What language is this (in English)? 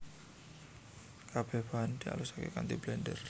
Javanese